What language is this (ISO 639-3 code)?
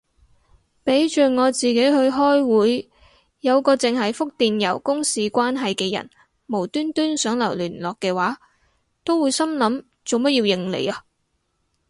yue